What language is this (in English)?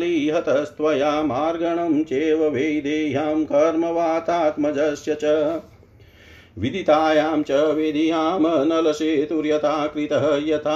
Hindi